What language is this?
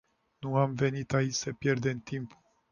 Romanian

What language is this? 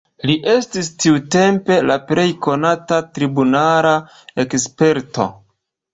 Esperanto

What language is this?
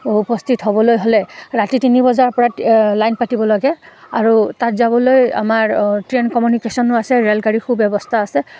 Assamese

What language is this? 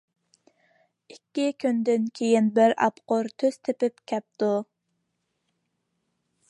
Uyghur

